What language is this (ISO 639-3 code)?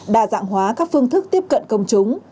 vie